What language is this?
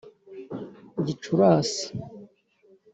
Kinyarwanda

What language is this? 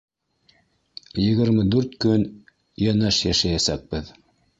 Bashkir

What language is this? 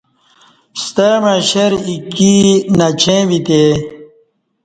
Kati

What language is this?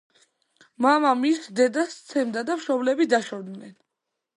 Georgian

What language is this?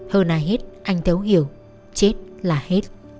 Vietnamese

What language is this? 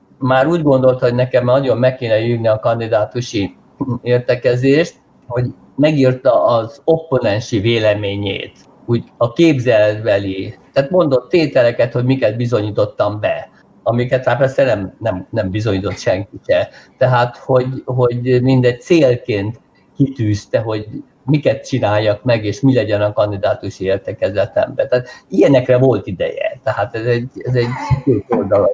Hungarian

